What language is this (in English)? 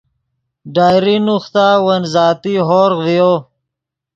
Yidgha